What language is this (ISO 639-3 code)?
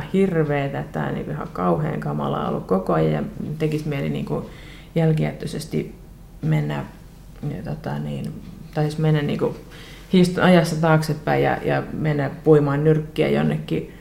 fin